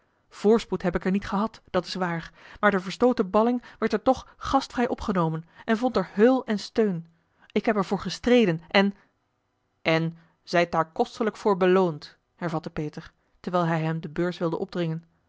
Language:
Dutch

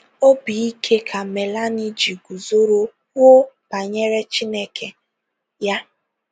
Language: Igbo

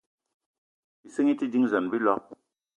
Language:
Eton (Cameroon)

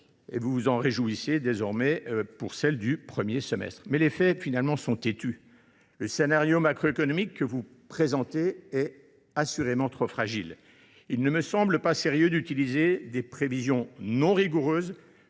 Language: French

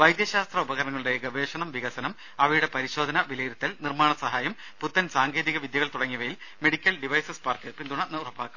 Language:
Malayalam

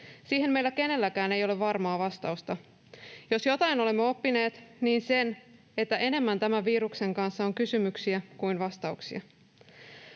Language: Finnish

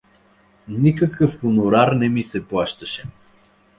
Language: Bulgarian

